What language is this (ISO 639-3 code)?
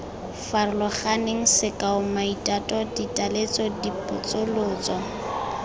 tsn